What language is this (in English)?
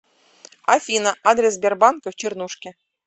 Russian